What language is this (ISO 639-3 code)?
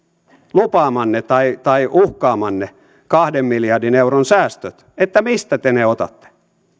fin